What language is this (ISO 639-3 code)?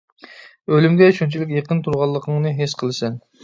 uig